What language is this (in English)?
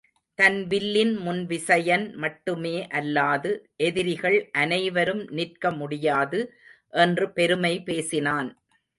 Tamil